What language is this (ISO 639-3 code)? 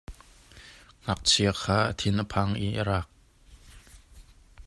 cnh